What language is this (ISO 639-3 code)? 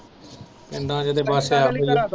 pan